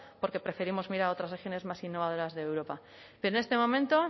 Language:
Spanish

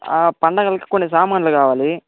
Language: Telugu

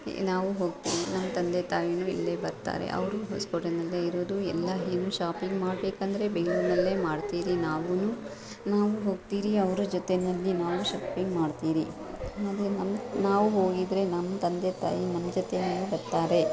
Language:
Kannada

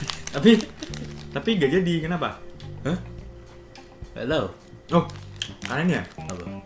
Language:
Indonesian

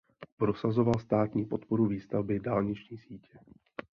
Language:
Czech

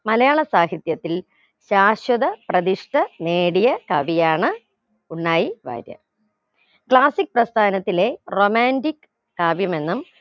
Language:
Malayalam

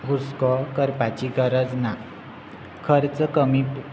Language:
Konkani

